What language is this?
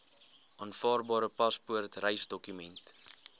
Afrikaans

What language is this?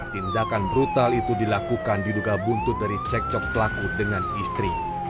Indonesian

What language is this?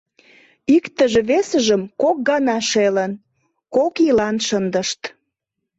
Mari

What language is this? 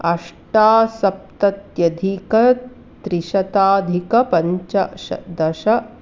Sanskrit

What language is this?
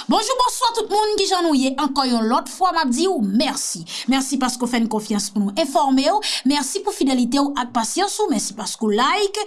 French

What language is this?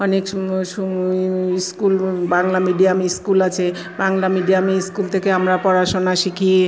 Bangla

